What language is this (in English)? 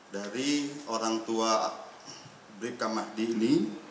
Indonesian